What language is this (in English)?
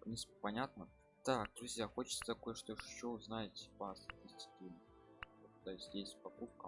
Russian